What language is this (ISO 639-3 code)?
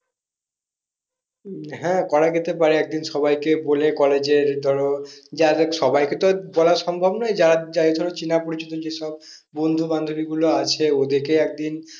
ben